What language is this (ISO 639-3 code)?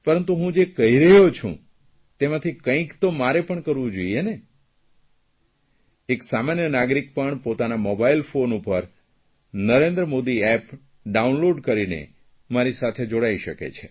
guj